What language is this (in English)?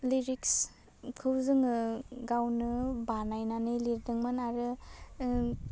Bodo